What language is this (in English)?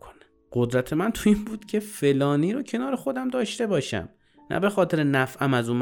Persian